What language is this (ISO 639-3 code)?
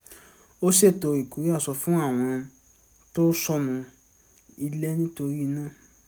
yor